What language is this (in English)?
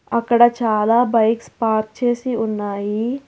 Telugu